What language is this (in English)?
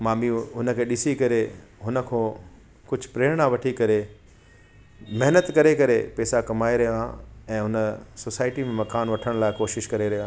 Sindhi